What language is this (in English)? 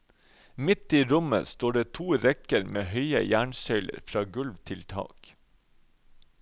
Norwegian